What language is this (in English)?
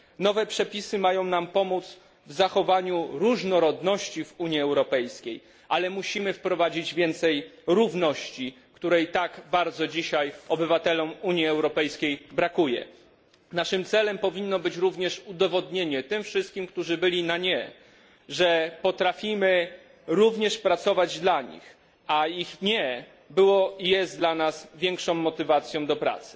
Polish